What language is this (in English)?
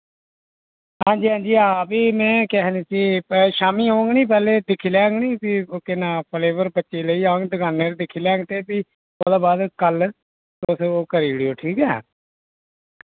Dogri